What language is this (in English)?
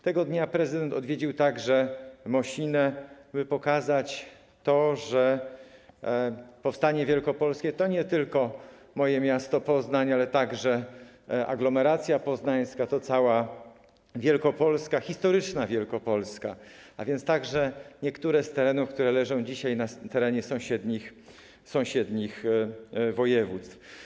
Polish